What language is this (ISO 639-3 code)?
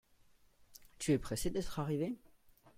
fra